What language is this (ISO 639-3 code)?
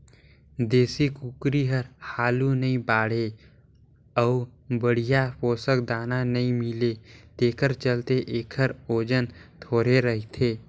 hne